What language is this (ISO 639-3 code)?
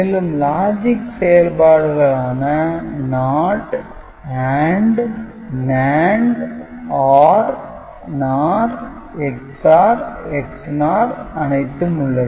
tam